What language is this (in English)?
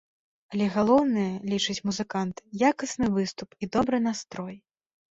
Belarusian